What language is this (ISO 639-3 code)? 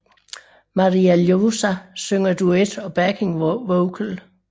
dan